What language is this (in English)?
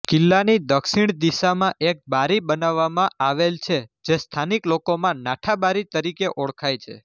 Gujarati